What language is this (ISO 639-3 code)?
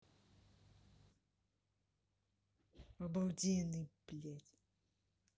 rus